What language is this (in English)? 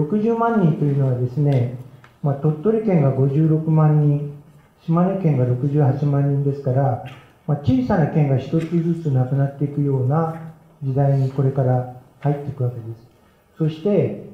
Japanese